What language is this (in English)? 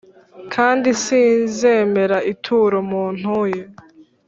Kinyarwanda